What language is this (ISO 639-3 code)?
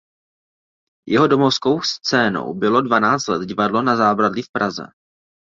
ces